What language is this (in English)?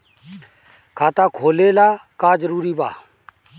Bhojpuri